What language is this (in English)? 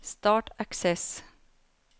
Norwegian